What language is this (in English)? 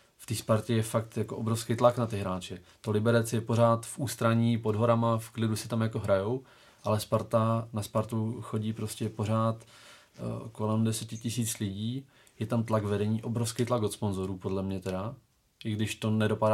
Czech